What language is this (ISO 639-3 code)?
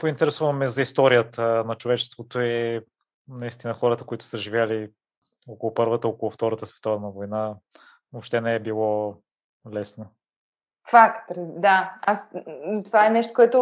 bul